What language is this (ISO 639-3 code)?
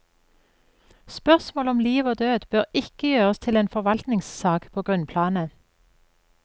nor